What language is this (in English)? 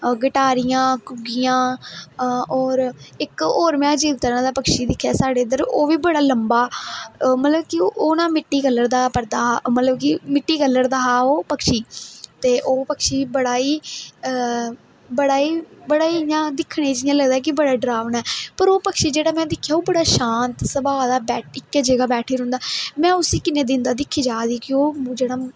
Dogri